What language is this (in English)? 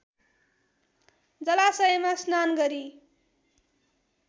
Nepali